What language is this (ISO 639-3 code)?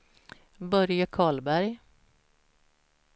swe